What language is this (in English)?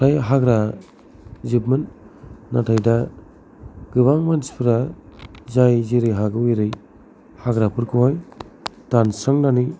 Bodo